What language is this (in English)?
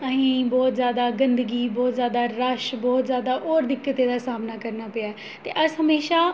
Dogri